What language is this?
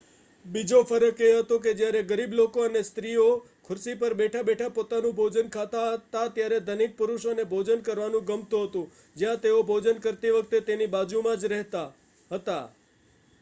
Gujarati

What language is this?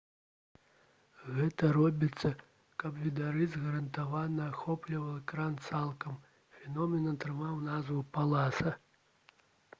Belarusian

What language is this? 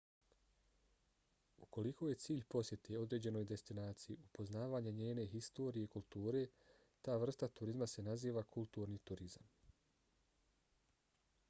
Bosnian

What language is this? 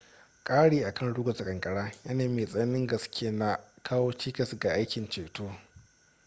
Hausa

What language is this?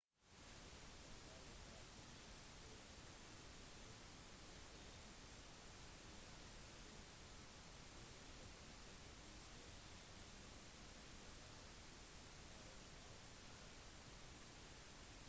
Norwegian Bokmål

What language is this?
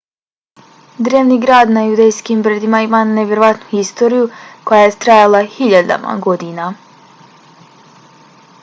Bosnian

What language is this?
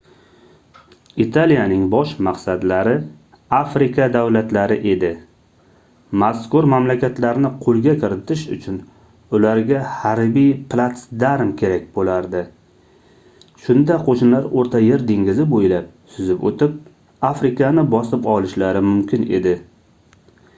Uzbek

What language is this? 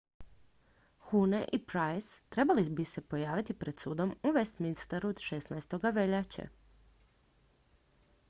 Croatian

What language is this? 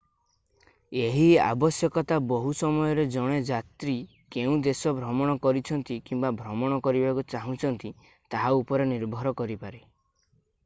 Odia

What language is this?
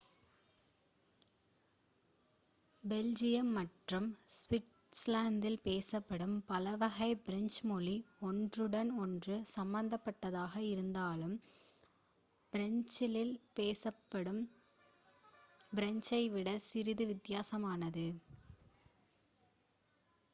Tamil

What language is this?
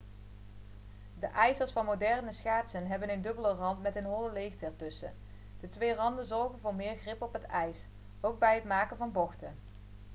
Dutch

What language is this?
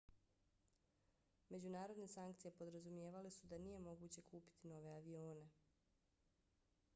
Bosnian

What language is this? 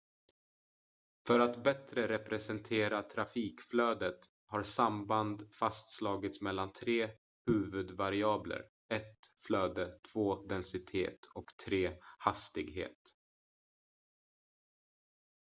Swedish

